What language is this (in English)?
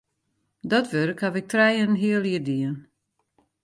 Western Frisian